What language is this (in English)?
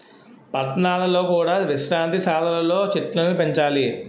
Telugu